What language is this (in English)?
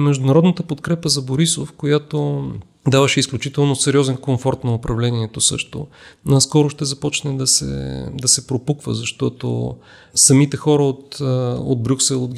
Bulgarian